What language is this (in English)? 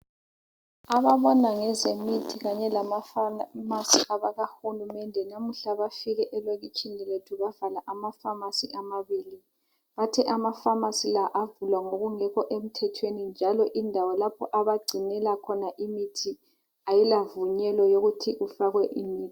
North Ndebele